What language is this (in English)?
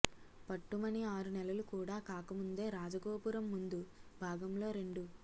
Telugu